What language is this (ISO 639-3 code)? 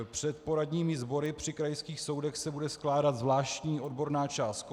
ces